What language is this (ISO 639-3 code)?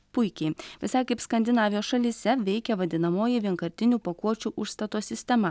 lit